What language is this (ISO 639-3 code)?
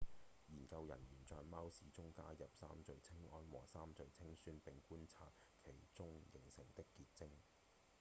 yue